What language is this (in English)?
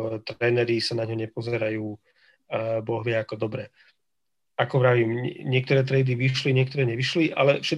Slovak